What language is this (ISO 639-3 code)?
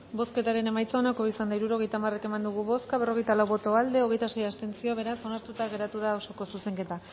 eus